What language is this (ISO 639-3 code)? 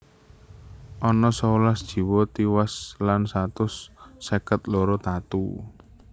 jav